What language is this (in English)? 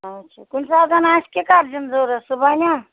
Kashmiri